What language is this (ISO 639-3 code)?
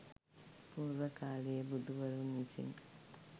sin